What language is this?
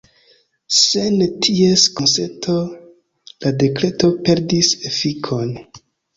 Esperanto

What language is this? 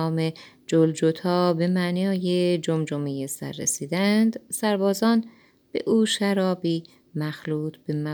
Persian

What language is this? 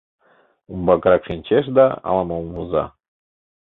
Mari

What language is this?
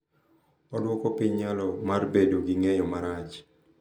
Luo (Kenya and Tanzania)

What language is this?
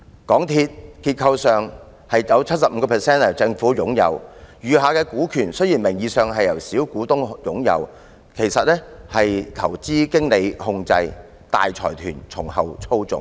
Cantonese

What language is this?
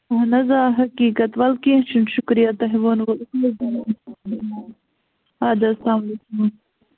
Kashmiri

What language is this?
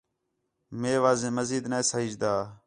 Khetrani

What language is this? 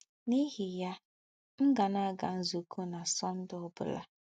Igbo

